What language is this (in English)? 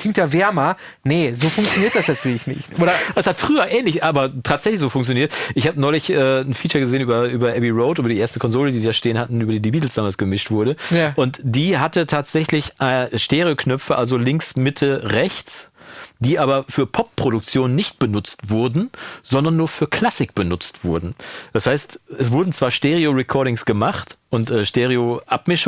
German